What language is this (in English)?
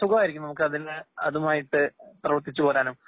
Malayalam